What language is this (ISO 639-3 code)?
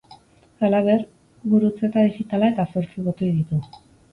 eus